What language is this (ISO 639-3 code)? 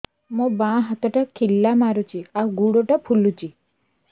ori